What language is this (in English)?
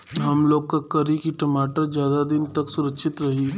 Bhojpuri